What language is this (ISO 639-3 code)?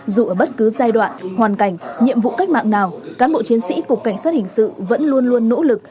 vie